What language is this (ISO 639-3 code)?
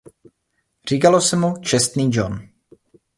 ces